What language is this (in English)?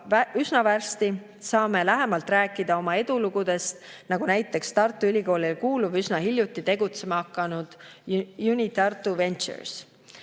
Estonian